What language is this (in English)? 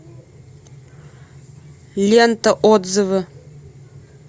Russian